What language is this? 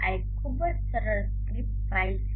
Gujarati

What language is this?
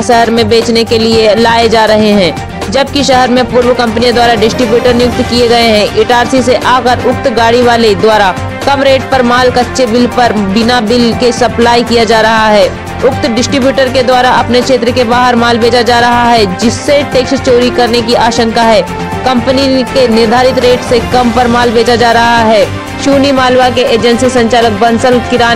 Hindi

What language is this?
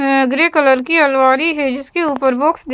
Hindi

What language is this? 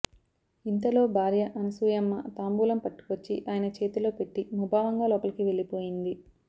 Telugu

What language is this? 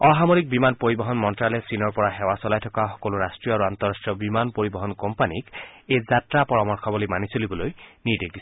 Assamese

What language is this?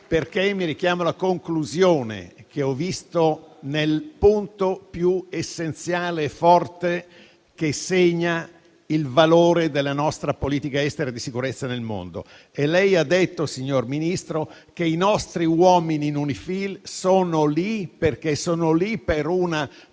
Italian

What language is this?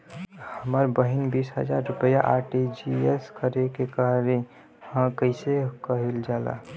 Bhojpuri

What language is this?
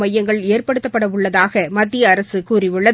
Tamil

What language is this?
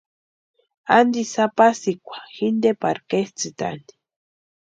Western Highland Purepecha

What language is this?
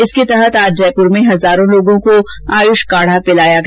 Hindi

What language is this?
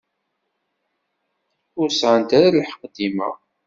Kabyle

